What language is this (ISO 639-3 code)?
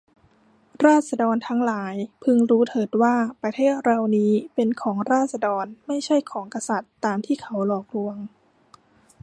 tha